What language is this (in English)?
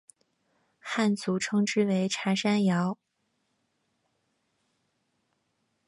Chinese